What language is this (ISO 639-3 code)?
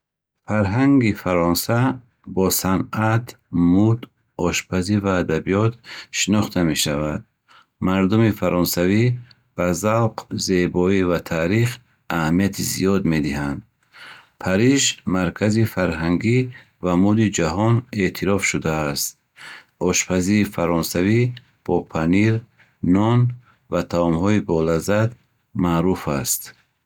bhh